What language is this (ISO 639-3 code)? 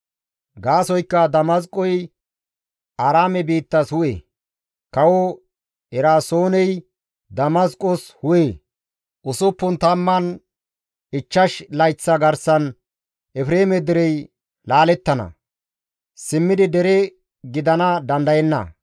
gmv